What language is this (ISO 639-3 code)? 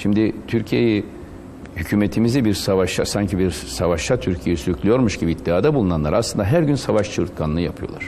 tur